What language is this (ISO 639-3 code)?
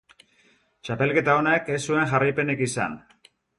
eus